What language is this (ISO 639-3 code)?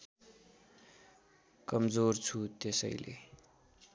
nep